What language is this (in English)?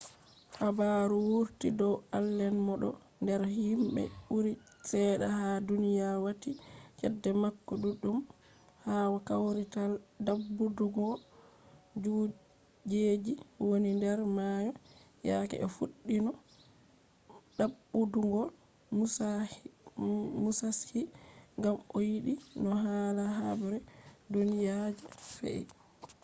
Fula